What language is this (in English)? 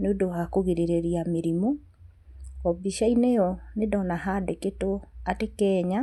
Kikuyu